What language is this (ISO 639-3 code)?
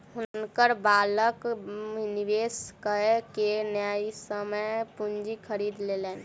mai